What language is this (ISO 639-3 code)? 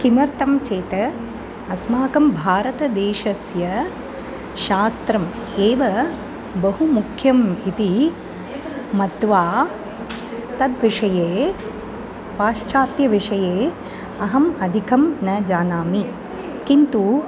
san